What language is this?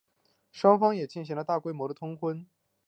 Chinese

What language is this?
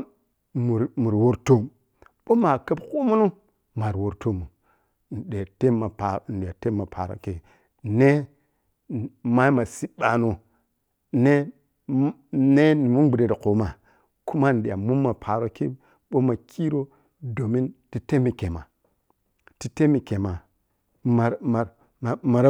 Piya-Kwonci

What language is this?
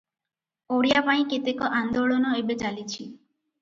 Odia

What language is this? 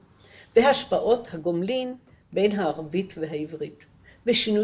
Hebrew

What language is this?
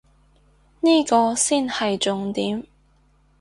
Cantonese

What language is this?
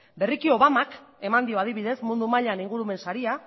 Basque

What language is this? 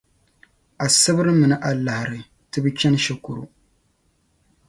Dagbani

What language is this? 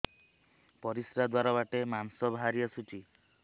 Odia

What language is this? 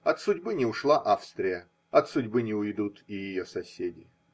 Russian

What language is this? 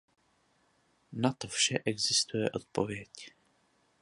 Czech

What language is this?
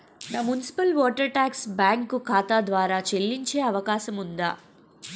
Telugu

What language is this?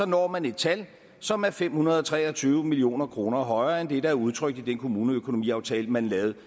Danish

